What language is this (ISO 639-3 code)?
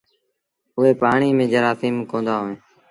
sbn